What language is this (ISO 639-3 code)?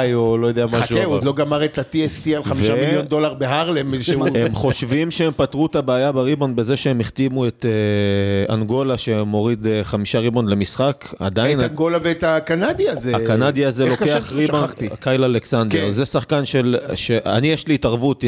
heb